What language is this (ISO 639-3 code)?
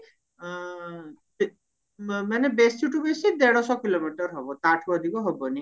ori